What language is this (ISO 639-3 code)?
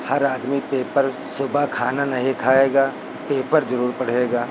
hin